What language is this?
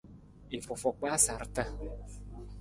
Nawdm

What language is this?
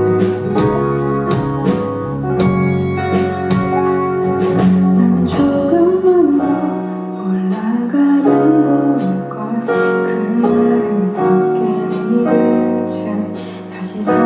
Korean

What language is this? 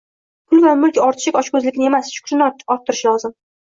Uzbek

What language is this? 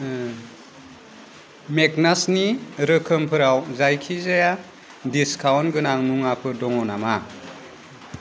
Bodo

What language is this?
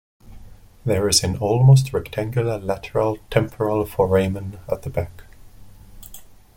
English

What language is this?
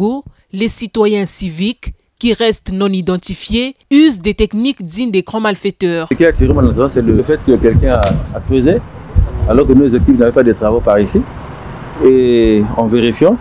French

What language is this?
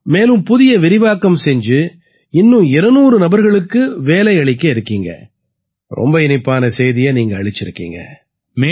Tamil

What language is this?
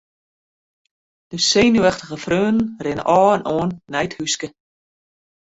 Western Frisian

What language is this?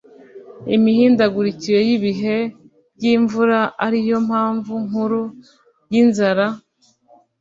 Kinyarwanda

